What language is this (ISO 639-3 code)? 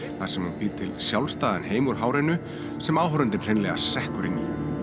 isl